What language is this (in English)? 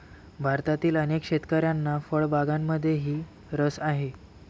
Marathi